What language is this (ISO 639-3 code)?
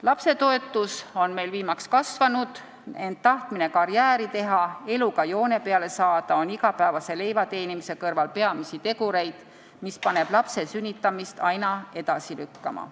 est